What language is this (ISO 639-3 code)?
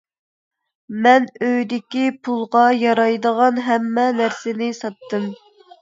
uig